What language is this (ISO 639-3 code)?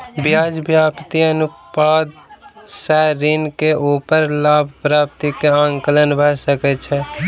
mai